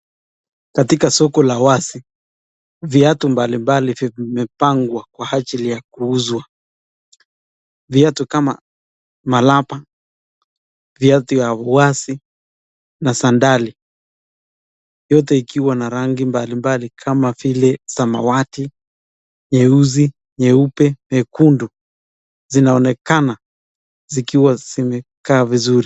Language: Swahili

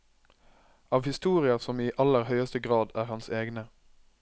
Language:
Norwegian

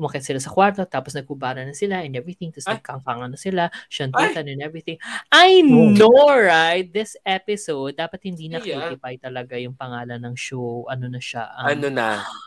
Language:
Filipino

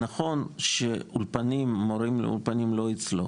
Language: Hebrew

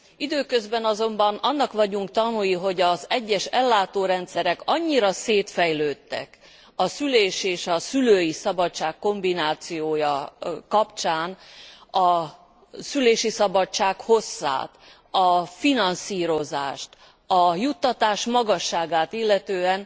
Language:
Hungarian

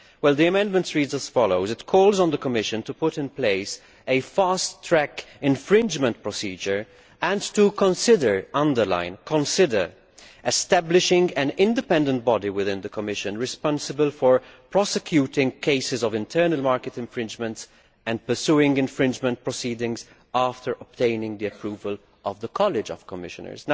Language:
English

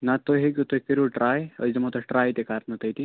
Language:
Kashmiri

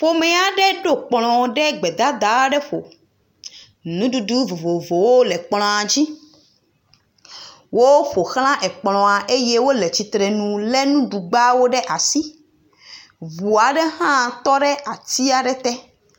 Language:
Ewe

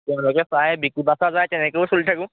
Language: Assamese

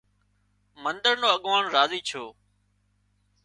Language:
Wadiyara Koli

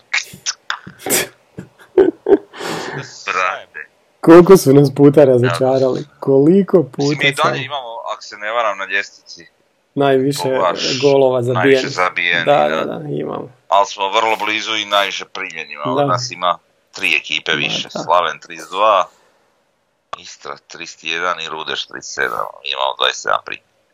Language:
Croatian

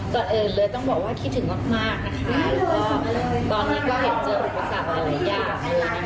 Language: Thai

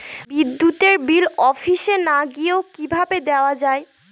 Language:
Bangla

